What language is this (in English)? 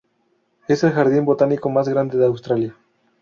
Spanish